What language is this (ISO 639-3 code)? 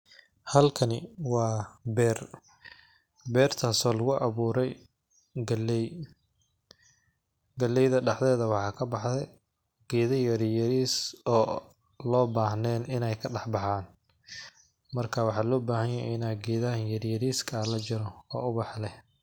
som